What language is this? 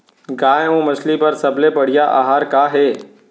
Chhattisgarhi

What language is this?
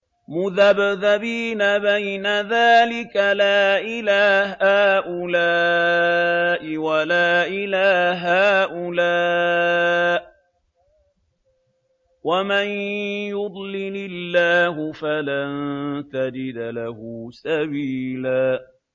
Arabic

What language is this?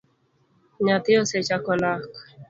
Luo (Kenya and Tanzania)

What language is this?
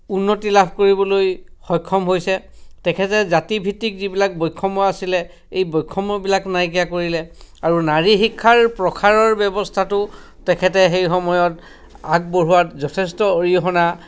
Assamese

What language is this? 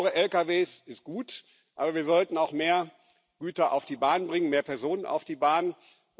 German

